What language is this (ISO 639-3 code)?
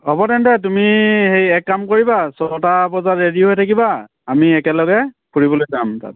asm